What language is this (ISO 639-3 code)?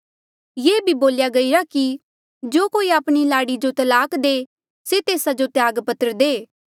mjl